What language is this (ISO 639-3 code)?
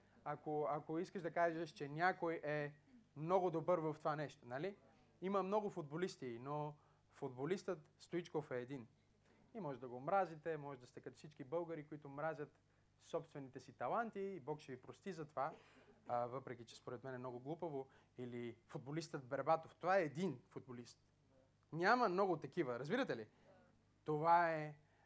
bul